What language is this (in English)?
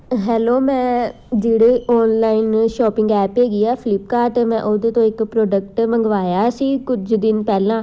Punjabi